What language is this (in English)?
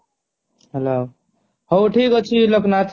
Odia